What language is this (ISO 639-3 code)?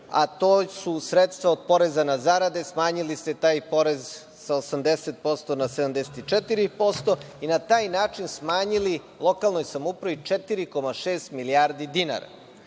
srp